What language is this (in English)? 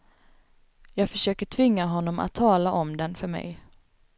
Swedish